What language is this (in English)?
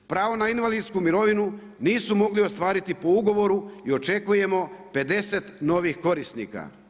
Croatian